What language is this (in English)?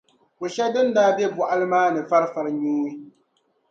Dagbani